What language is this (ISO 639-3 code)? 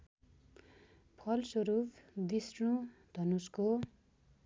nep